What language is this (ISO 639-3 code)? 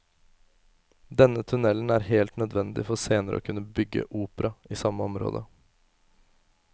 nor